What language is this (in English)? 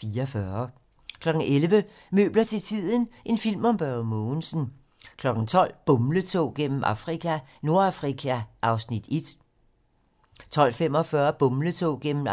Danish